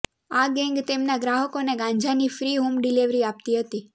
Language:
Gujarati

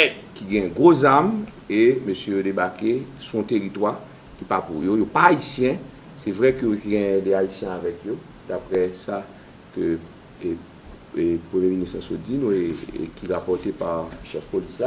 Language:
French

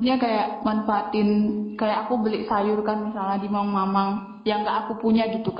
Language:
Indonesian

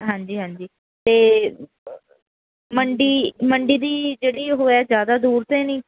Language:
Punjabi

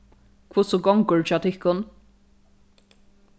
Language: Faroese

